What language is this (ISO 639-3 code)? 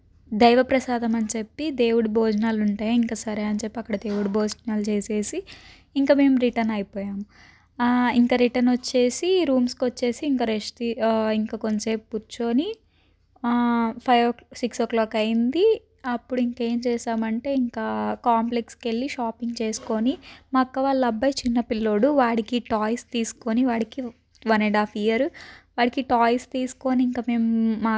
tel